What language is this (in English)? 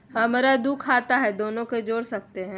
Magahi